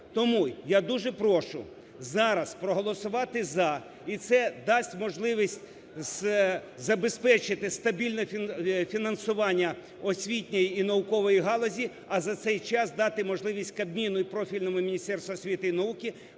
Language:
Ukrainian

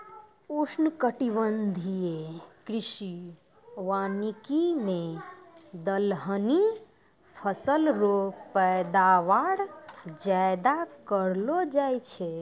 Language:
Maithili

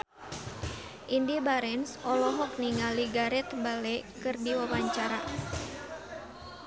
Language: Sundanese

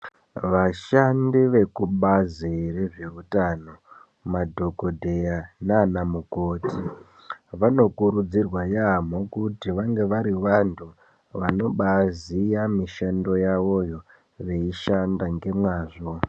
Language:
Ndau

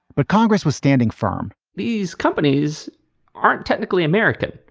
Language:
English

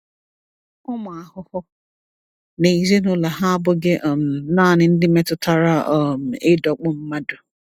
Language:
Igbo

